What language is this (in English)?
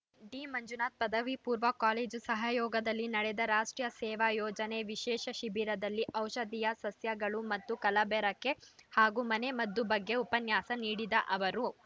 Kannada